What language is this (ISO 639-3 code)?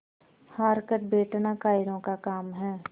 hin